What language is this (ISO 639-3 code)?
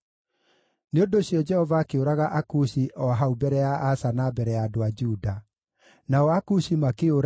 kik